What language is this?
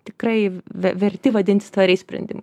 Lithuanian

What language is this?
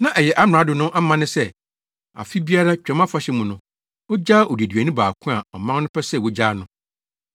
Akan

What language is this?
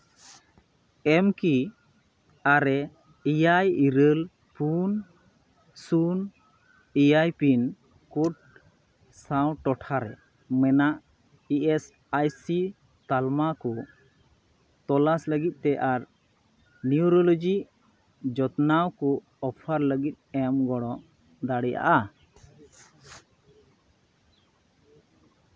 Santali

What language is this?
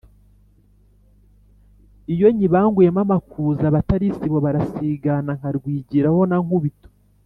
Kinyarwanda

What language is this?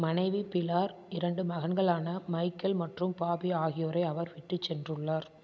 Tamil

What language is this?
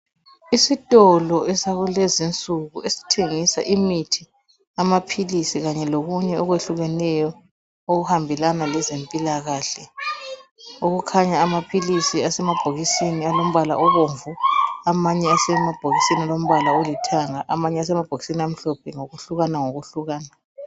North Ndebele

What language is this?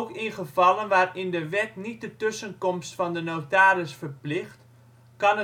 Dutch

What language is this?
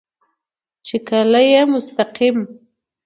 Pashto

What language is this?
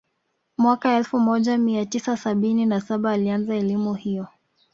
Swahili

